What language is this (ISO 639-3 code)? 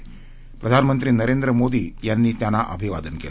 mar